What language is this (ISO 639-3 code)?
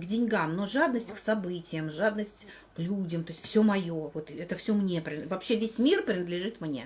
rus